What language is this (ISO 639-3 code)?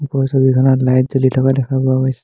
asm